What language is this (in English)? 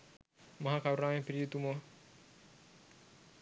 Sinhala